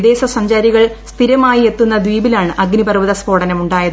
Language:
Malayalam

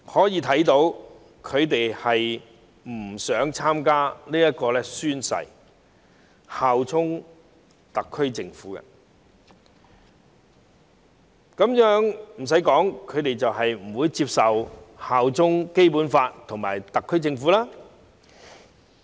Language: Cantonese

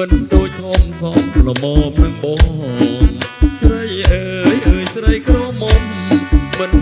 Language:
Thai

